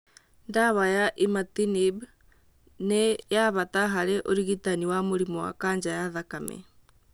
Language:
Kikuyu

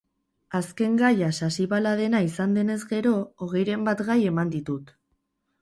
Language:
Basque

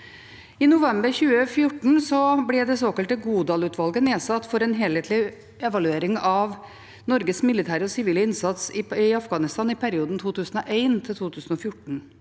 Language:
Norwegian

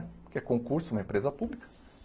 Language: Portuguese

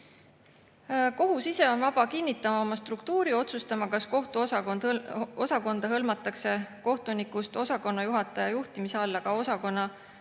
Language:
Estonian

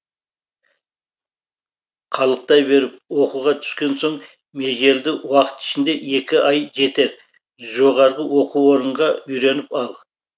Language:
Kazakh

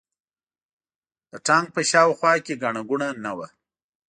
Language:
Pashto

